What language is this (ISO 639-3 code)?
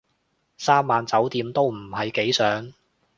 yue